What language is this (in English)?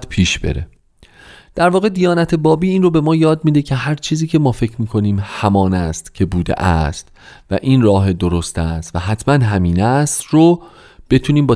Persian